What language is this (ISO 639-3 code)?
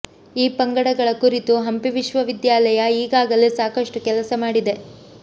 kan